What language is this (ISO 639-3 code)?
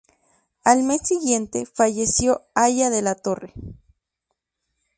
spa